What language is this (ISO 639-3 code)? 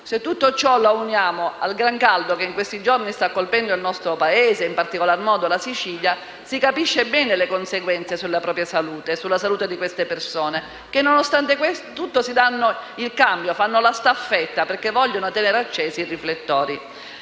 ita